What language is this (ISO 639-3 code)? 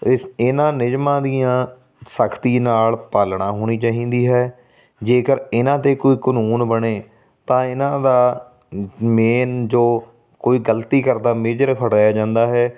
pan